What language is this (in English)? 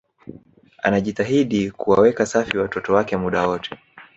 Swahili